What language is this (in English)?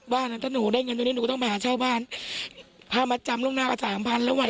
Thai